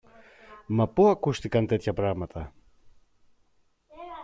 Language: Greek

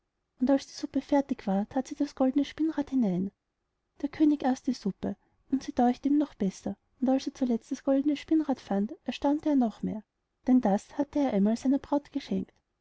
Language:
German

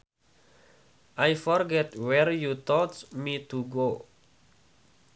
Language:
Sundanese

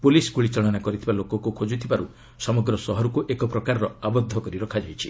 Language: Odia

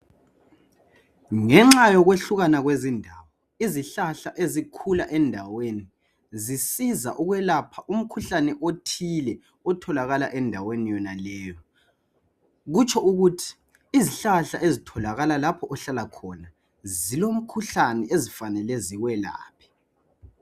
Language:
North Ndebele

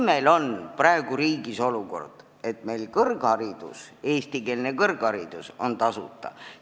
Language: Estonian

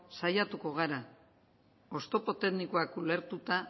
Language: Basque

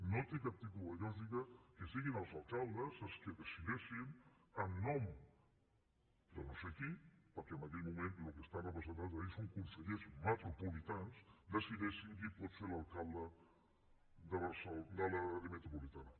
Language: Catalan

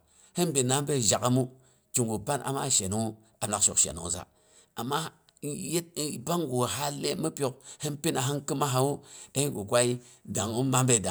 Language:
Boghom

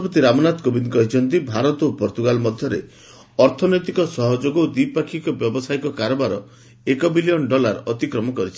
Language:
Odia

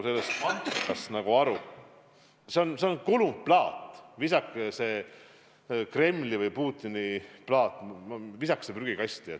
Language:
Estonian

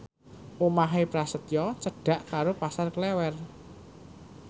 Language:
Javanese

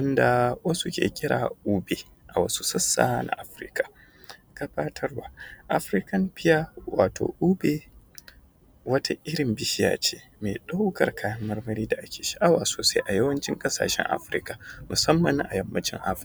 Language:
Hausa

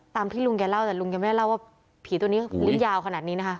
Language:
Thai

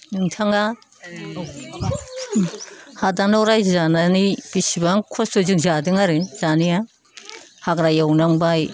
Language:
Bodo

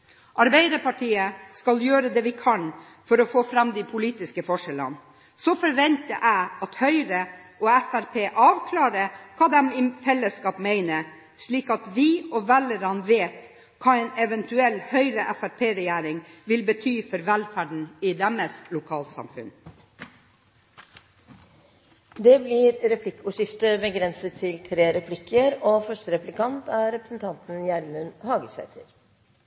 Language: Norwegian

